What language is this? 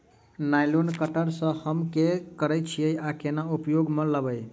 Maithili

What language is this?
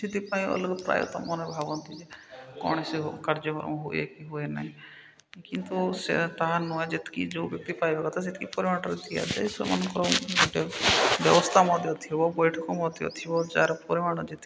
Odia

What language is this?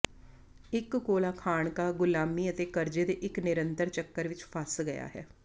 Punjabi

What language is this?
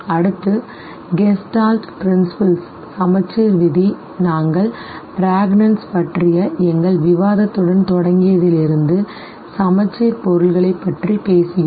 Tamil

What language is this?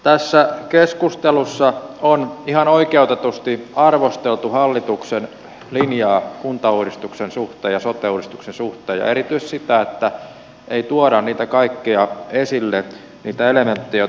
Finnish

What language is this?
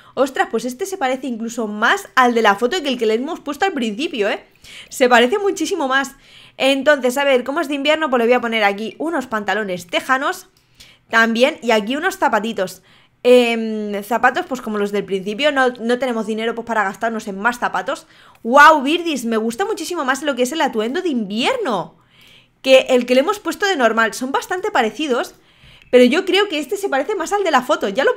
Spanish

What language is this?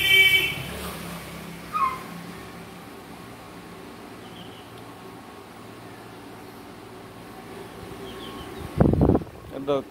Vietnamese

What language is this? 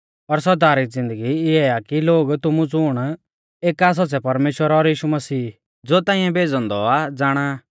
Mahasu Pahari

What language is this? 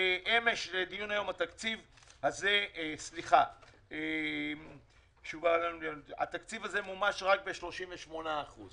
Hebrew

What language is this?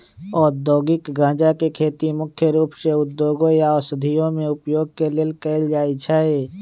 Magahi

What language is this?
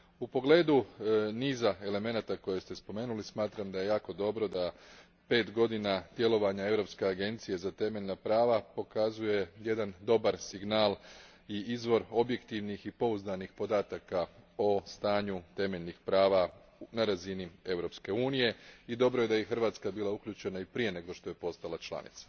Croatian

